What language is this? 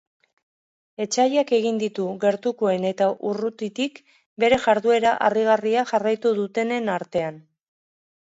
Basque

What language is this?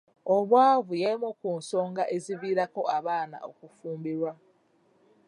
Ganda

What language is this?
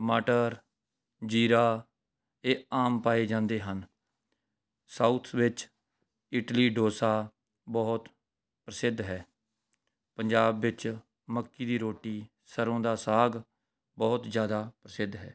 Punjabi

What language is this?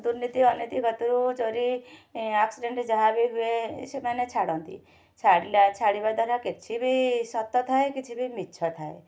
Odia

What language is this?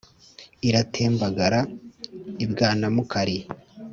Kinyarwanda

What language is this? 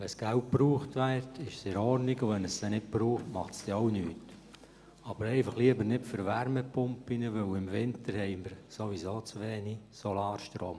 Swiss German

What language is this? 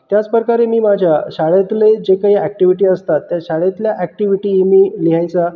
Marathi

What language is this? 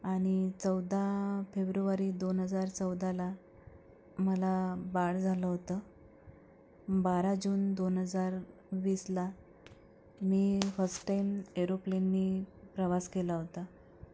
Marathi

